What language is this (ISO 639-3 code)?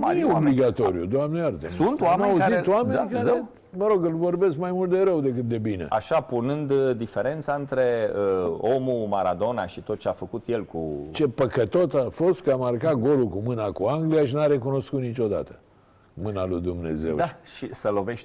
ron